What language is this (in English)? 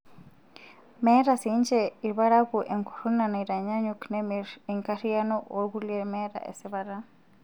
Masai